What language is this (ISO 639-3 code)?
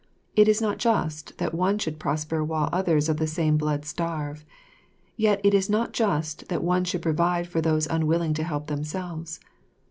eng